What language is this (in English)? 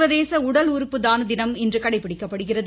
Tamil